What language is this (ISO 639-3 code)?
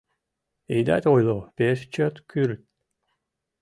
chm